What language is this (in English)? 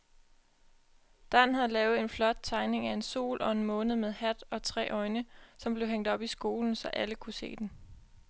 Danish